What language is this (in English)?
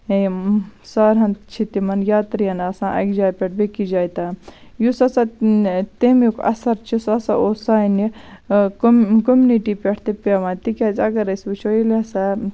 Kashmiri